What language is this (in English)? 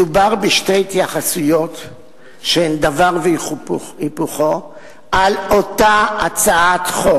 Hebrew